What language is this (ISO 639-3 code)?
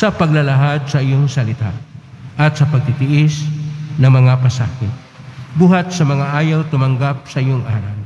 fil